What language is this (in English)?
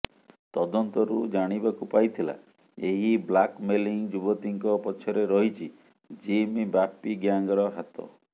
Odia